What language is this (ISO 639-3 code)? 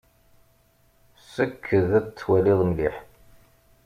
kab